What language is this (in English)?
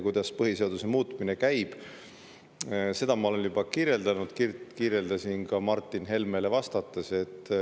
Estonian